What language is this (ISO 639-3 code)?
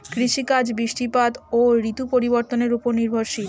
ben